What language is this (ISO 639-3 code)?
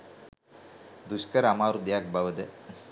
sin